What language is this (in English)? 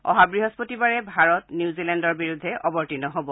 Assamese